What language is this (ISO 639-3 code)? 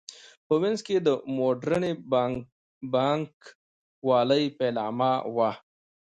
pus